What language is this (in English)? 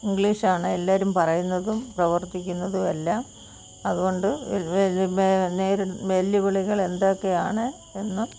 Malayalam